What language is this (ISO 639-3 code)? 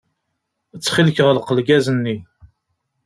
kab